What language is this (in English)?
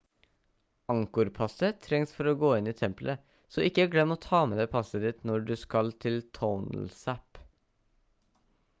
Norwegian Bokmål